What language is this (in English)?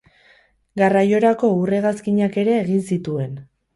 Basque